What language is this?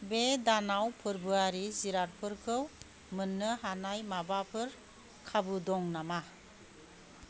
Bodo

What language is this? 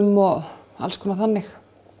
Icelandic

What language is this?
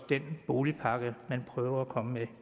Danish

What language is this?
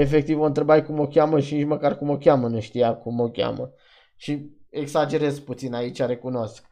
Romanian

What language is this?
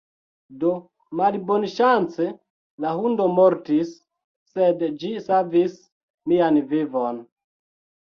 Esperanto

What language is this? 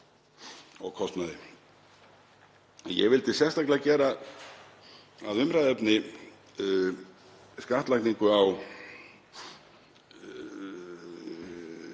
Icelandic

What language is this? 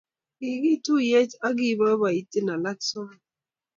Kalenjin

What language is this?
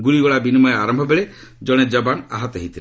Odia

